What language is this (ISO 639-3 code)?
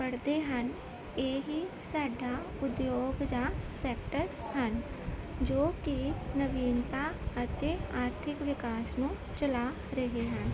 pan